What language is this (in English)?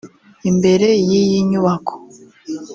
Kinyarwanda